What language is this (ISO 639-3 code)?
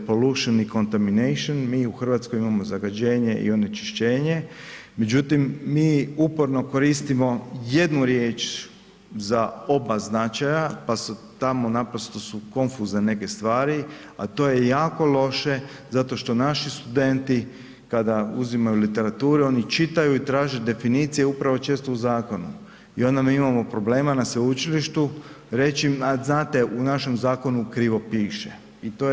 hrv